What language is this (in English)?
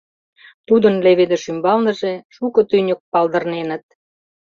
Mari